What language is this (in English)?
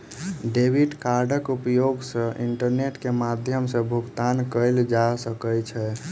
Maithili